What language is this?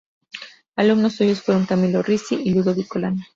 Spanish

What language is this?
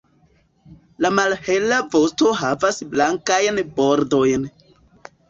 Esperanto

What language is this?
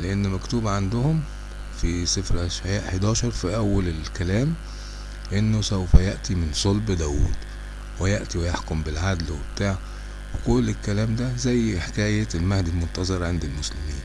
Arabic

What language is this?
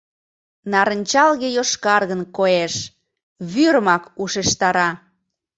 Mari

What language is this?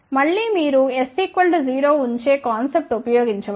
Telugu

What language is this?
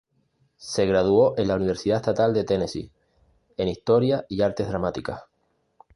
Spanish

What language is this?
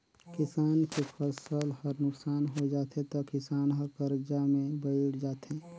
Chhattisgarhi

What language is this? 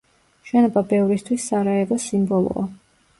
Georgian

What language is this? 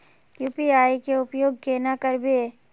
Magahi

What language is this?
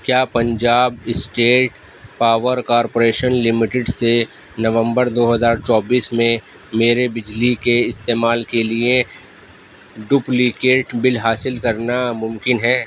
Urdu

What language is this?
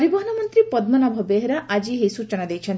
Odia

